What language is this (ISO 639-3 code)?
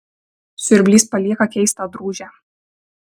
lit